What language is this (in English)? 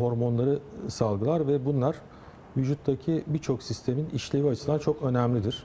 Turkish